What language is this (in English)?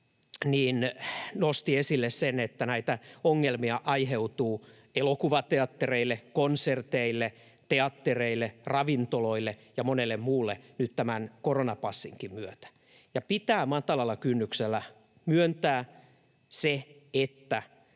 Finnish